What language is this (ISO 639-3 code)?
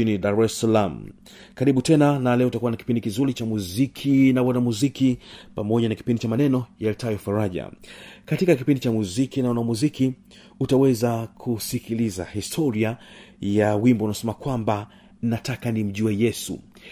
swa